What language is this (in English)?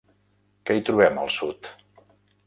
Catalan